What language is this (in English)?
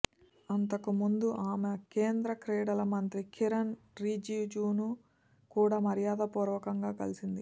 Telugu